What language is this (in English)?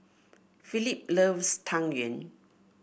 English